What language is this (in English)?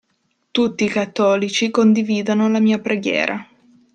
Italian